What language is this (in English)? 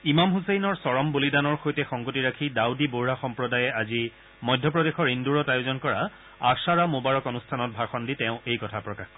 Assamese